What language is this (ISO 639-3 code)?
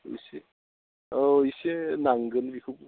brx